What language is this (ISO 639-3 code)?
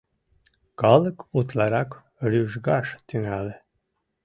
chm